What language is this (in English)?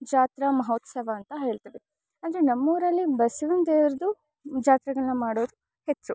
Kannada